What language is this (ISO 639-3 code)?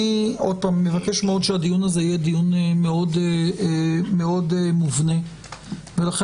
heb